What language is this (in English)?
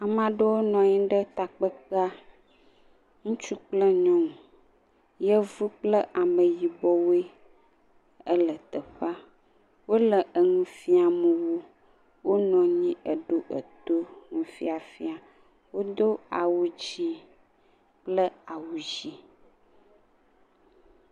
Ewe